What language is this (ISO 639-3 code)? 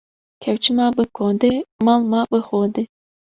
kur